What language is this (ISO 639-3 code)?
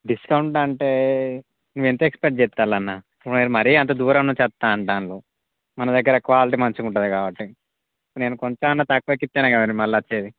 tel